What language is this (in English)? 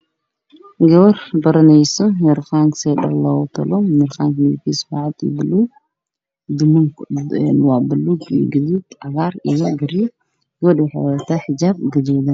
Somali